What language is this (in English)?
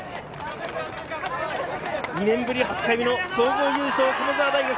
Japanese